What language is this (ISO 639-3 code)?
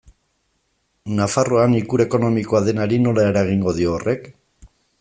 eus